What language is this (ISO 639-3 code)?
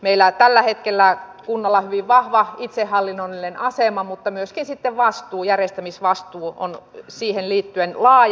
fin